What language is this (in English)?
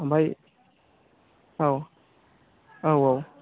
Bodo